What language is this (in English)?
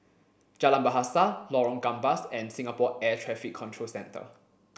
English